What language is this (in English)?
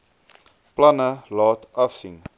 Afrikaans